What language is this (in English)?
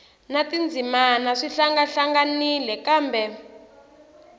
Tsonga